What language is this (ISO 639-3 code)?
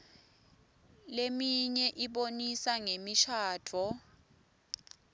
ssw